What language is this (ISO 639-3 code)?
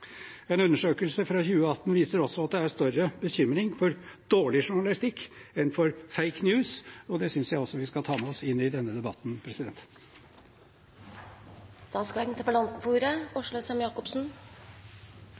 nob